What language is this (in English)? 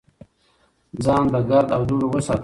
Pashto